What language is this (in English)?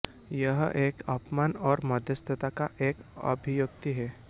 Hindi